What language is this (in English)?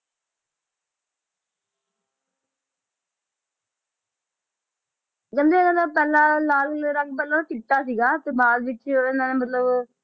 Punjabi